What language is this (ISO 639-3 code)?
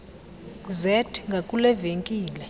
xho